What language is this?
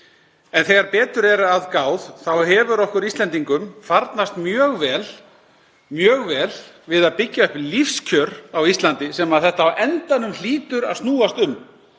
Icelandic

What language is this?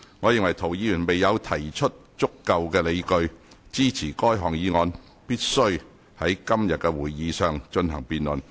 Cantonese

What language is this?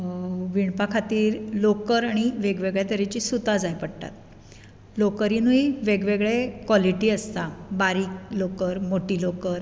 Konkani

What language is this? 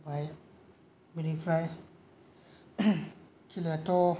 Bodo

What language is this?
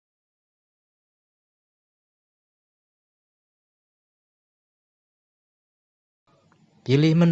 Indonesian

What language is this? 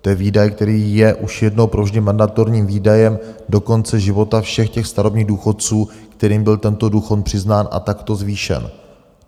Czech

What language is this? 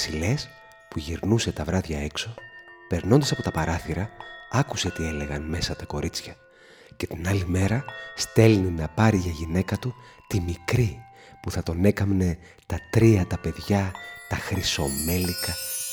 Greek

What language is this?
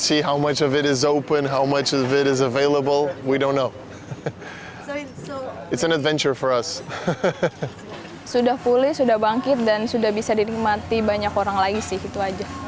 Indonesian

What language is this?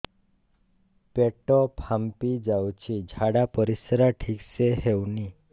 Odia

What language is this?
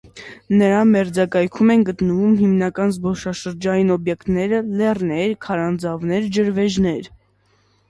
Armenian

